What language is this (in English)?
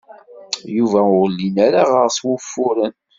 Kabyle